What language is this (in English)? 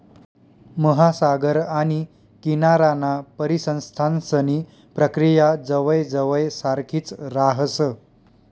Marathi